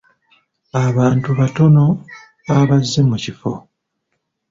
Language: Ganda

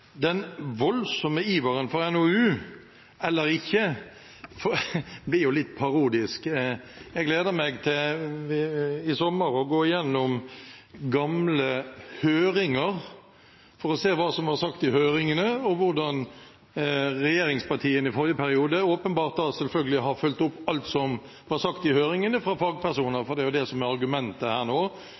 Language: Norwegian Bokmål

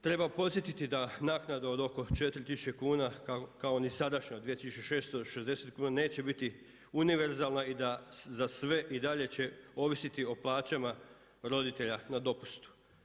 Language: Croatian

